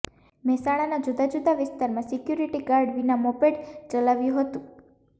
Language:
Gujarati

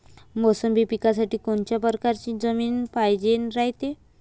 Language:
Marathi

